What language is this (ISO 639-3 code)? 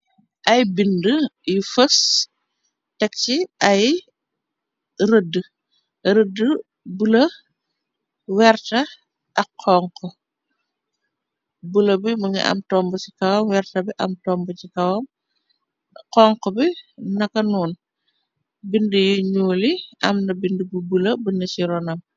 wol